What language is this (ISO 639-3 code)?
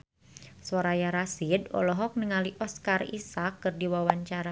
sun